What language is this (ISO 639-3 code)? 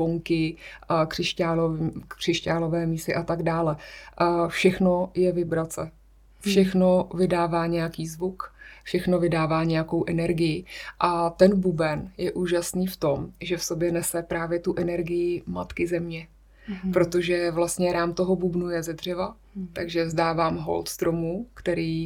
ces